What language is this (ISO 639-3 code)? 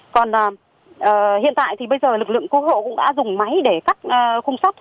vie